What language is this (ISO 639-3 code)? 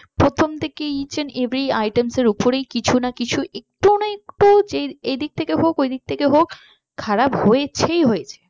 ben